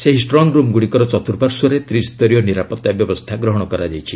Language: Odia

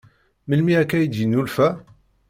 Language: Kabyle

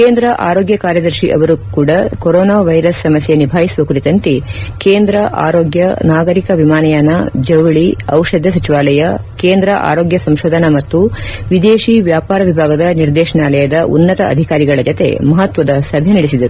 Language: Kannada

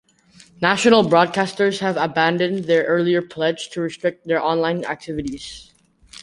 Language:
English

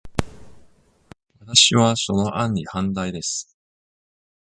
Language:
Japanese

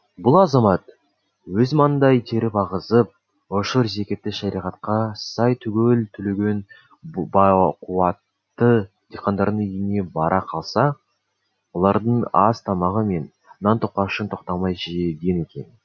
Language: Kazakh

